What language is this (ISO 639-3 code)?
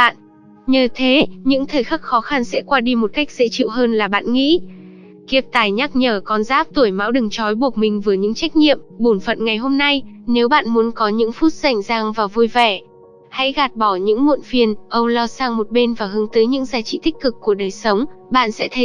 vie